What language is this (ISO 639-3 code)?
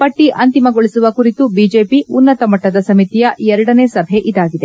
kan